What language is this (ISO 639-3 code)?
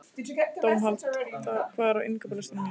isl